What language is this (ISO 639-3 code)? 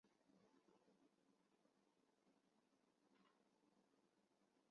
zho